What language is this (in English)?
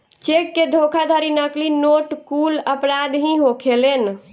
Bhojpuri